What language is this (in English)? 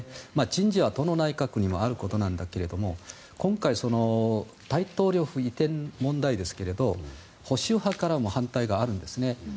Japanese